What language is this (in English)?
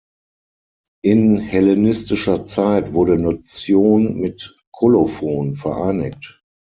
German